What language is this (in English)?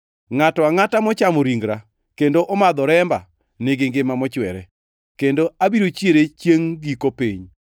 Luo (Kenya and Tanzania)